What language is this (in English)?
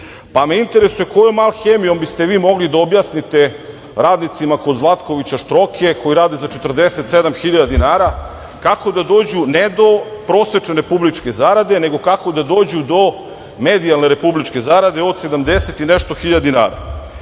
Serbian